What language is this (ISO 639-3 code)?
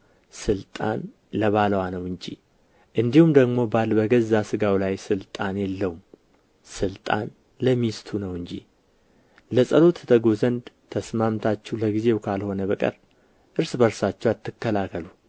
amh